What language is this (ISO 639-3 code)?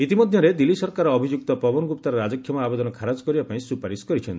ori